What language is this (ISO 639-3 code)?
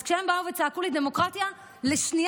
heb